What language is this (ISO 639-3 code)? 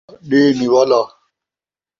skr